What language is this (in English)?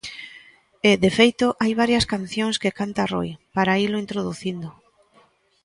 Galician